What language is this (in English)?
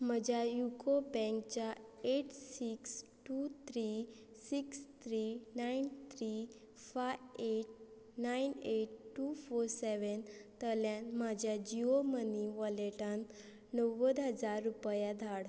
Konkani